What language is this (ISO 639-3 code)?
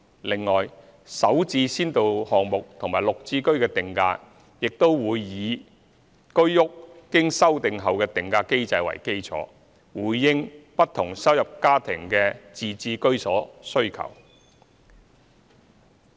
yue